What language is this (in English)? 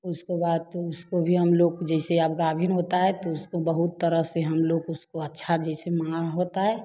Hindi